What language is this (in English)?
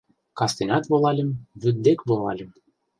Mari